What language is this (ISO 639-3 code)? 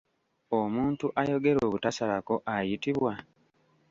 lug